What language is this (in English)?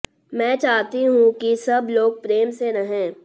Hindi